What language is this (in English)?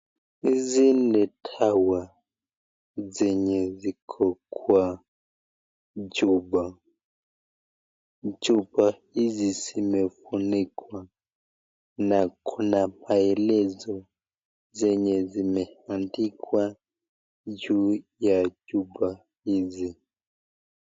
Swahili